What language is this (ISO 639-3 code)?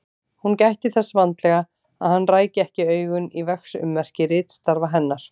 isl